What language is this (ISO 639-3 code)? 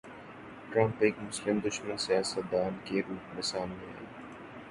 urd